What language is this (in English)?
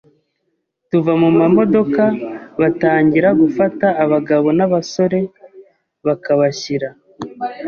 Kinyarwanda